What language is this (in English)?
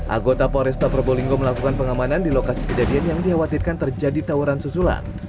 Indonesian